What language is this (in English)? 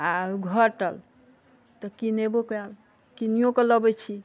Maithili